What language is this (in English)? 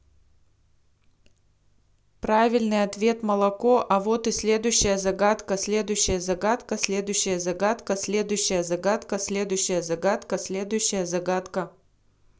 Russian